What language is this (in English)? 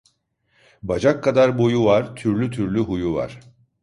Turkish